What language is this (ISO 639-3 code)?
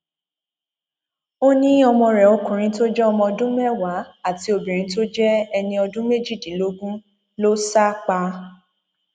yor